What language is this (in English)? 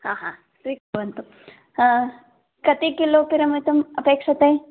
Sanskrit